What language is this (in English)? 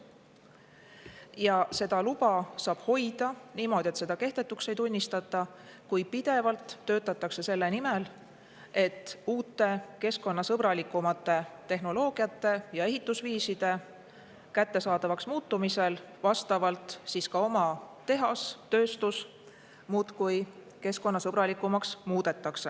Estonian